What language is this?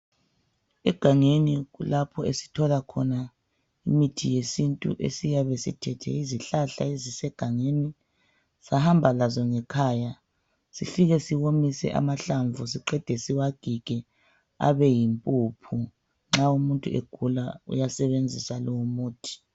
North Ndebele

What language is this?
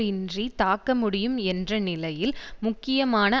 Tamil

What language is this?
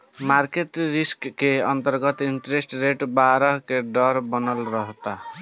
Bhojpuri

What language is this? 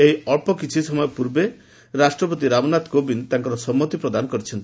Odia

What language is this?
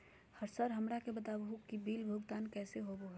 Magahi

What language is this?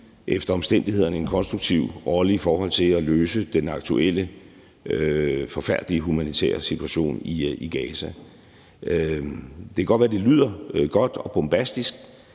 Danish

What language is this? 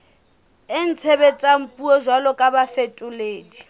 Southern Sotho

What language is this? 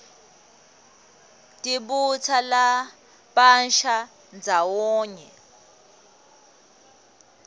Swati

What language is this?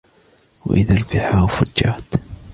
Arabic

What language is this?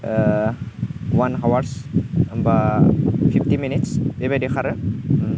Bodo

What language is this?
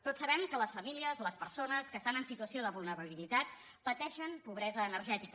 Catalan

